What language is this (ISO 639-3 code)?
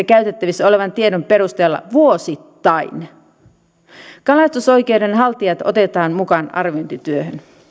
fin